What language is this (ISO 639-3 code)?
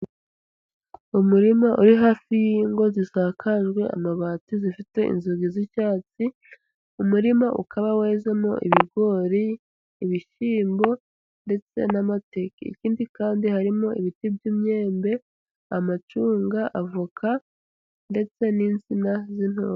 kin